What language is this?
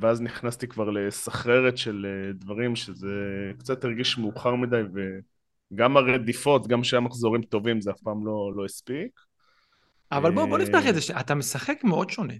Hebrew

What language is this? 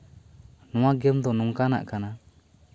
Santali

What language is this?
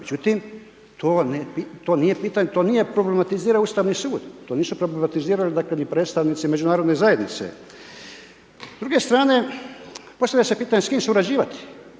Croatian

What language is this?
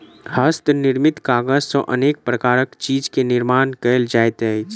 Maithili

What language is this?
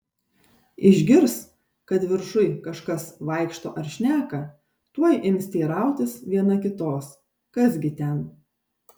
Lithuanian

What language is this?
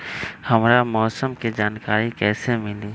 Magahi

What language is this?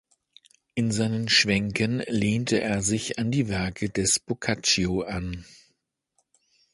German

